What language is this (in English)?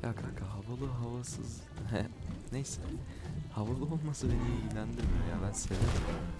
Turkish